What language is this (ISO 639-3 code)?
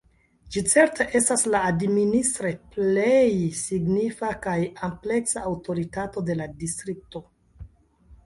epo